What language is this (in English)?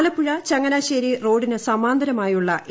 Malayalam